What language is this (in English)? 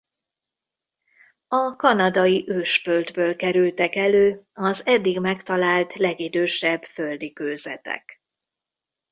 Hungarian